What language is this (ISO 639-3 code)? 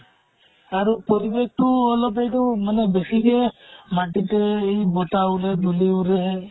asm